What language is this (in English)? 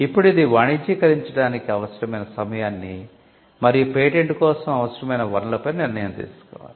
Telugu